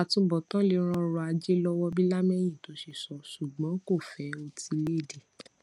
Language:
Yoruba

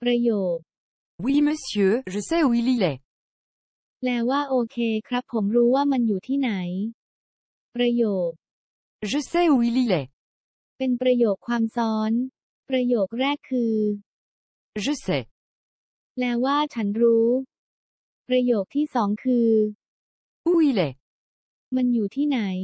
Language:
Thai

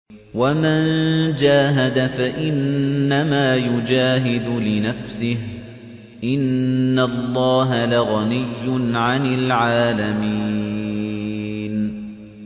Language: Arabic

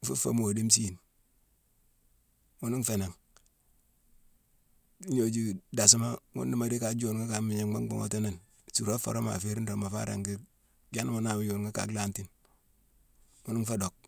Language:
Mansoanka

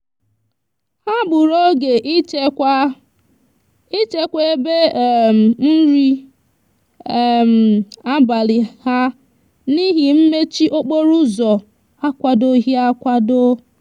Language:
Igbo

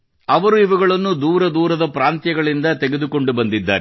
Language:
Kannada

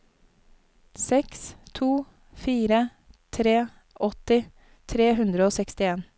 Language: Norwegian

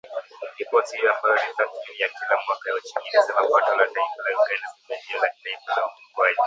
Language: Swahili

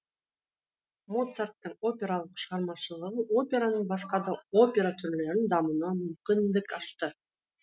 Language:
Kazakh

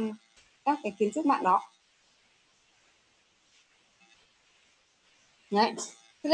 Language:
Vietnamese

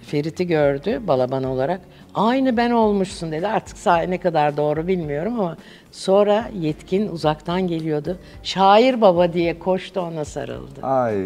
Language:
Turkish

